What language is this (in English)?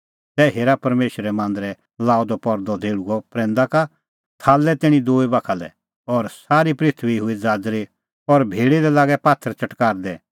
Kullu Pahari